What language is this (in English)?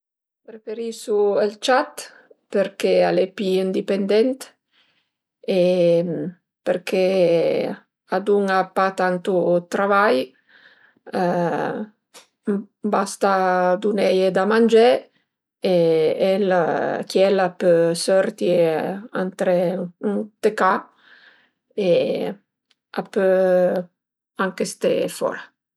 Piedmontese